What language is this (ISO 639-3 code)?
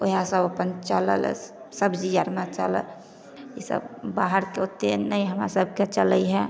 mai